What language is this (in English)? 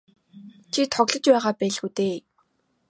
Mongolian